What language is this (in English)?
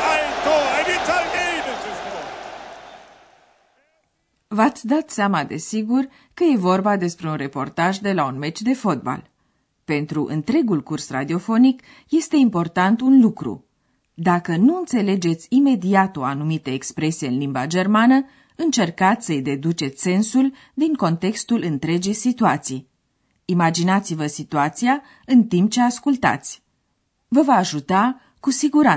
Romanian